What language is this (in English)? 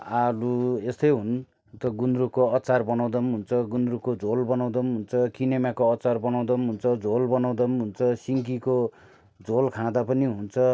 Nepali